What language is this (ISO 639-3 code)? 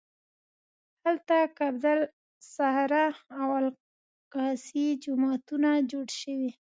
pus